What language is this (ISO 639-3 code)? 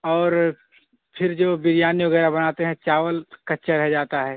urd